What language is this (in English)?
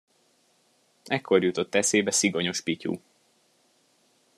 Hungarian